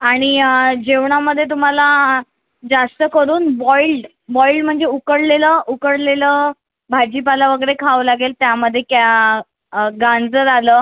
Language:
Marathi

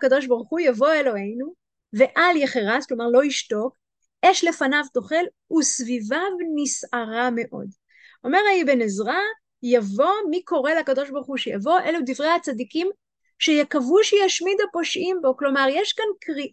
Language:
Hebrew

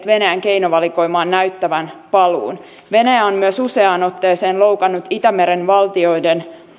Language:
Finnish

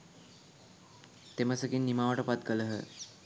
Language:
Sinhala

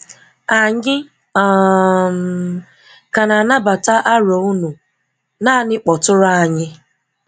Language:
Igbo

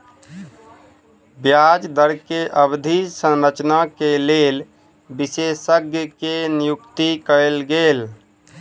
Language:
Maithili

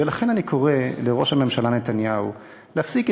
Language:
Hebrew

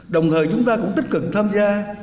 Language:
Vietnamese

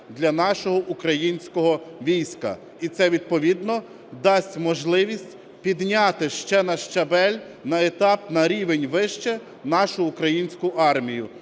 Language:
Ukrainian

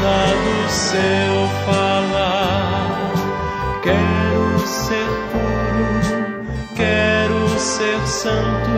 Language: Romanian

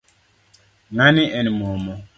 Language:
Luo (Kenya and Tanzania)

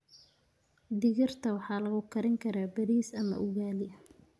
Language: Somali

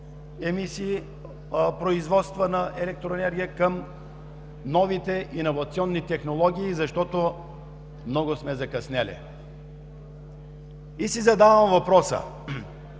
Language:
Bulgarian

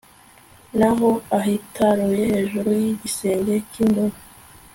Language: Kinyarwanda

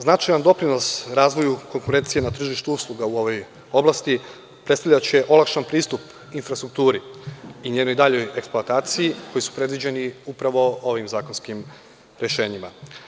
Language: Serbian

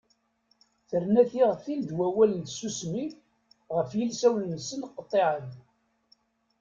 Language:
Kabyle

